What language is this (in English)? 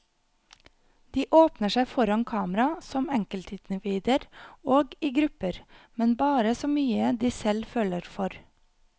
Norwegian